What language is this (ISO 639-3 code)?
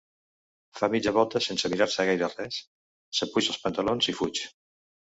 cat